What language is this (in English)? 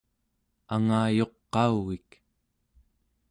Central Yupik